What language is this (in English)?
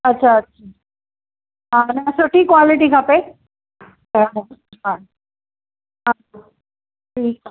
Sindhi